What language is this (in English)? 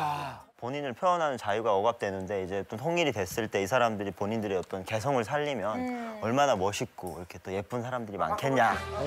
Korean